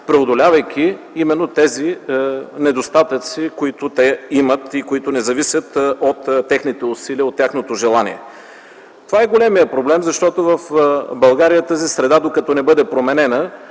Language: Bulgarian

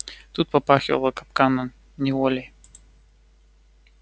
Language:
Russian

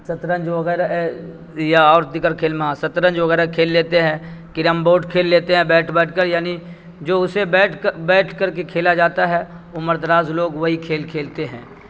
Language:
Urdu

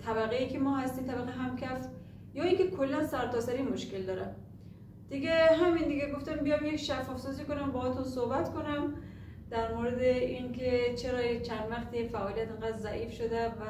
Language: Persian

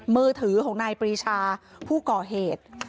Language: Thai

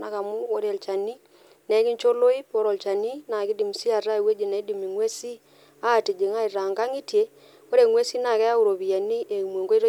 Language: Masai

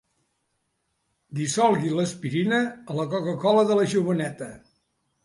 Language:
Catalan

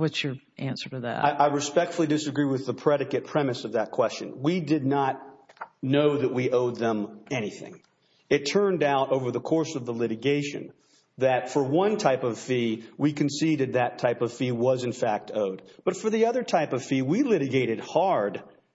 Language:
English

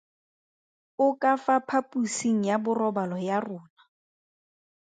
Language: Tswana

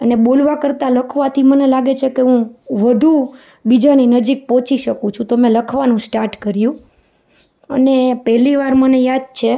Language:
Gujarati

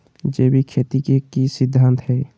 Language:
Magahi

